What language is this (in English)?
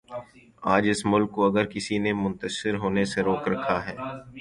Urdu